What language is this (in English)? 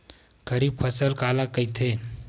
Chhattisgarhi